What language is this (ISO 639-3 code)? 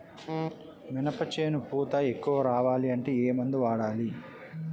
tel